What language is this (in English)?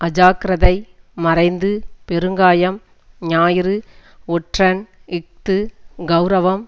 Tamil